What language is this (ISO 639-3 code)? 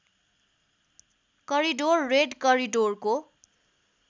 nep